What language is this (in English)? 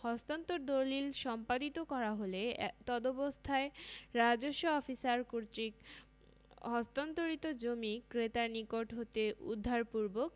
Bangla